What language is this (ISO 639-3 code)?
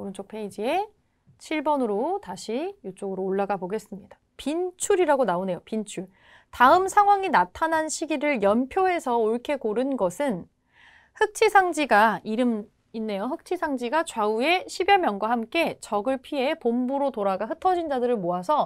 kor